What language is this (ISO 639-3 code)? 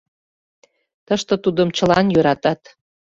chm